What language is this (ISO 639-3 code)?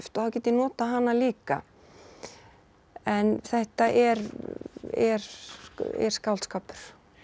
isl